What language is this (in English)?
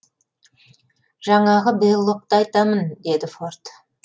Kazakh